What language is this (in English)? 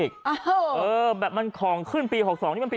Thai